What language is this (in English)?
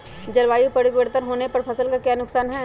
Magahi